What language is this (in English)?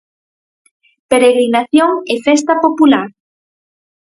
Galician